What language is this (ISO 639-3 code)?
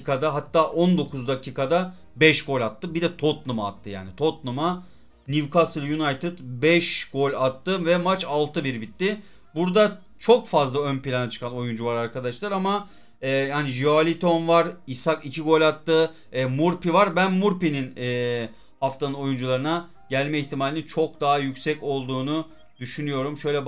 tur